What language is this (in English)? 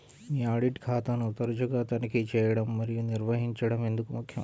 Telugu